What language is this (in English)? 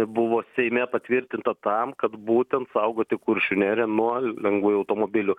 Lithuanian